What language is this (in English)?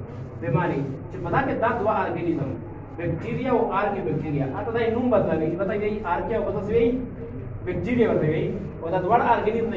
Indonesian